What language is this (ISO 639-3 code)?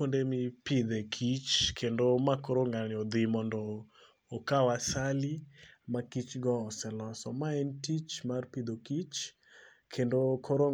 luo